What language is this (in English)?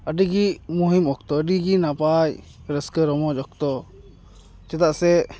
Santali